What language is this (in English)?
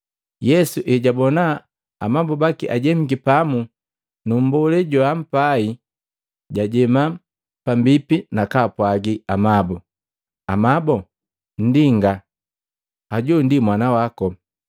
Matengo